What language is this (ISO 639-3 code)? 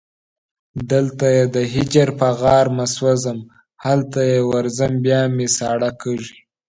pus